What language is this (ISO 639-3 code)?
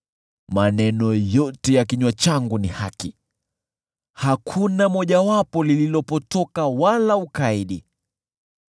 swa